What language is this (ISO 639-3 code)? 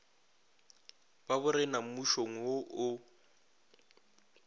nso